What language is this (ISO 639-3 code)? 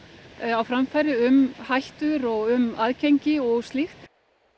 isl